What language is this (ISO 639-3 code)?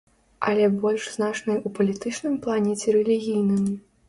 bel